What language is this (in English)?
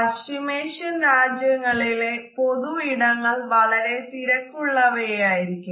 Malayalam